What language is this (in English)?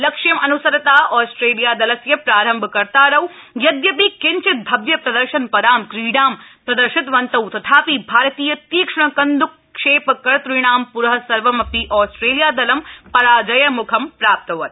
Sanskrit